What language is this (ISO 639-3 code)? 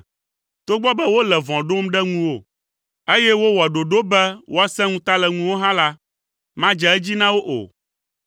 ewe